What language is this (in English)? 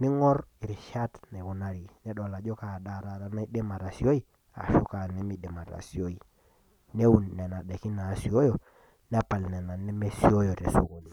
Masai